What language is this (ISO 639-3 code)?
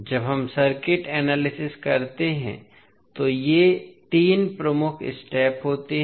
hin